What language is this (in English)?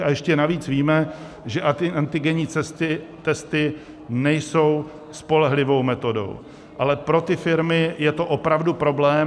Czech